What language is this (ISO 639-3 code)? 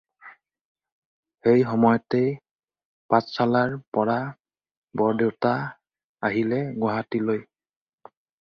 asm